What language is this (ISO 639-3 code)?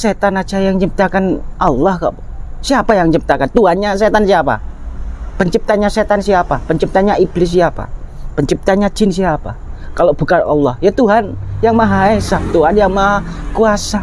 ind